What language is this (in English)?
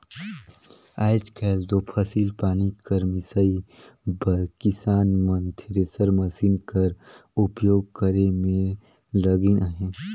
Chhattisgarhi